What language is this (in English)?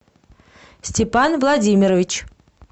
Russian